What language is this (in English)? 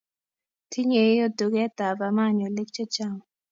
Kalenjin